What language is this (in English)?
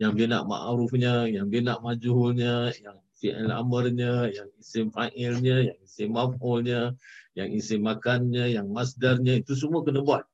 Malay